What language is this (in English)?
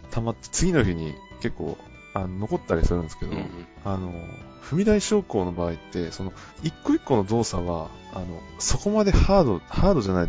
Japanese